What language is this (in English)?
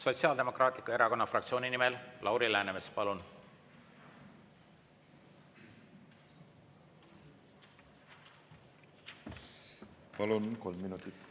Estonian